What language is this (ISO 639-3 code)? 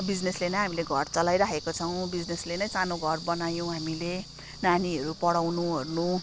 nep